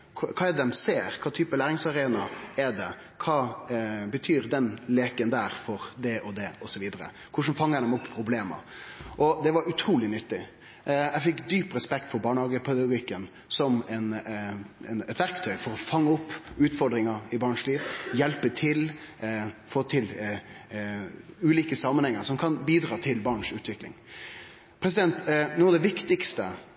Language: Norwegian Nynorsk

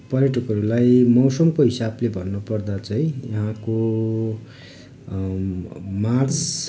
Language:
Nepali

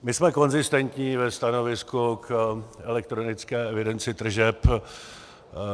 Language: Czech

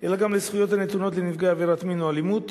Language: Hebrew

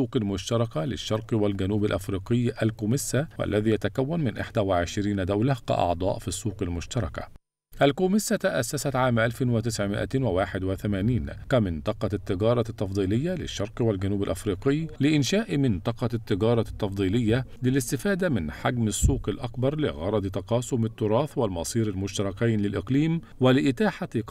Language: Arabic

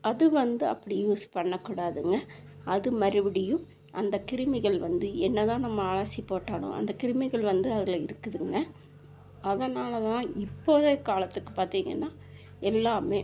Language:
Tamil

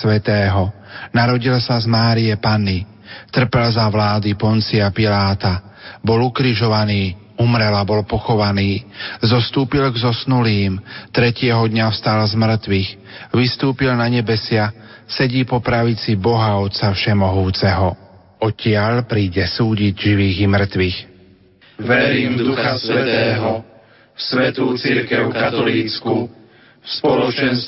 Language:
Slovak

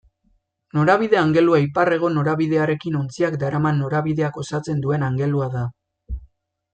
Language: Basque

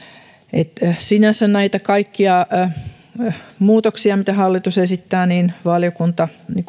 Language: Finnish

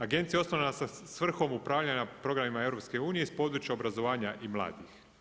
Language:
Croatian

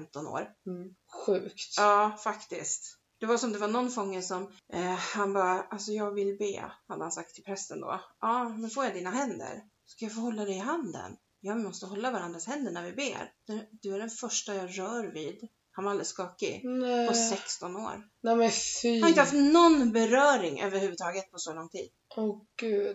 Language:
Swedish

